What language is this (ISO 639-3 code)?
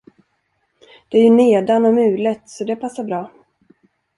swe